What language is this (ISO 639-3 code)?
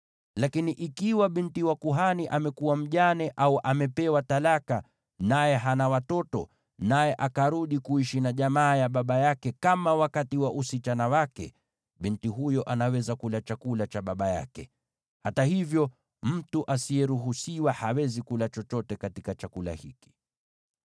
swa